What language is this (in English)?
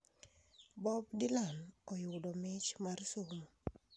Luo (Kenya and Tanzania)